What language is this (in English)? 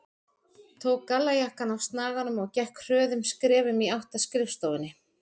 Icelandic